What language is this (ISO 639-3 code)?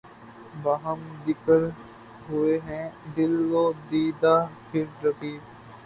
urd